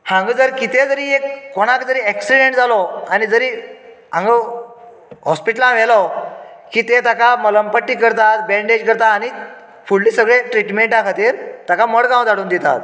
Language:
Konkani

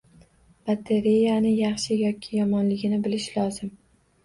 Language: Uzbek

